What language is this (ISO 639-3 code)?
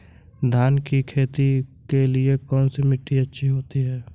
hin